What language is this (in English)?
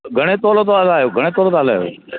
Sindhi